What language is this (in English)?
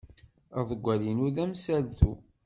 Kabyle